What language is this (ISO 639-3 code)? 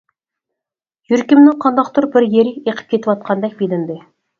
uig